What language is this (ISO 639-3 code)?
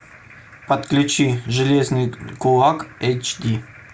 rus